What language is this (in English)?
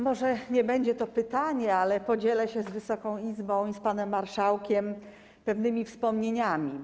Polish